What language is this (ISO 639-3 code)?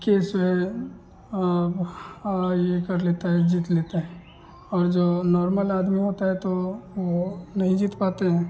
hin